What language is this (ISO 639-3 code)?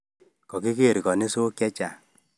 kln